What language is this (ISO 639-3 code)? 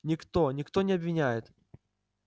rus